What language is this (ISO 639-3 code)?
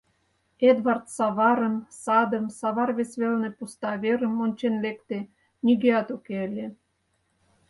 chm